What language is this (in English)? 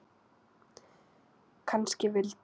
Icelandic